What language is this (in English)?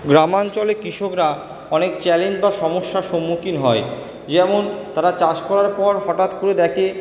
Bangla